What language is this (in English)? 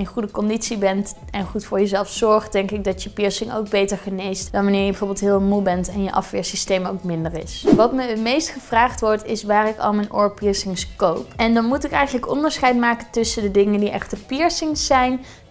Dutch